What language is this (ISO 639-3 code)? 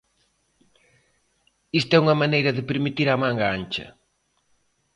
glg